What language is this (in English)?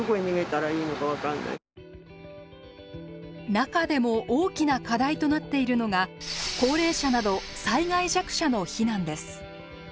Japanese